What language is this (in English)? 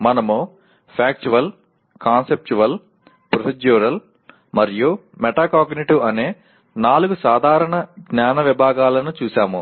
Telugu